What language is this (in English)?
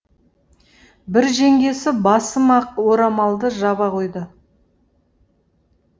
Kazakh